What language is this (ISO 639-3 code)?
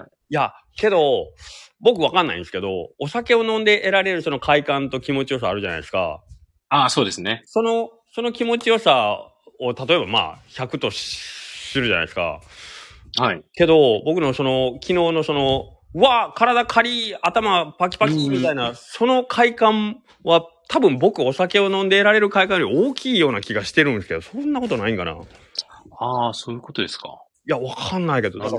jpn